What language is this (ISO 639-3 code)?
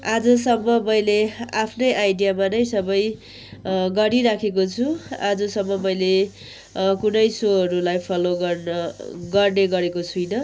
nep